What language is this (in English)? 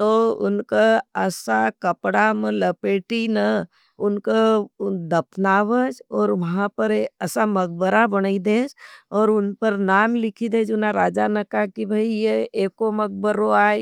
Nimadi